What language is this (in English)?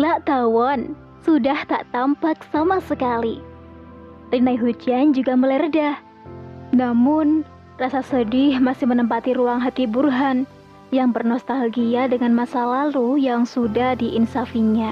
Indonesian